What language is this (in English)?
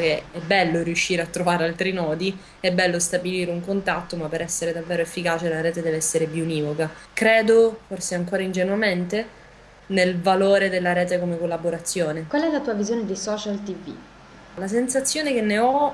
Italian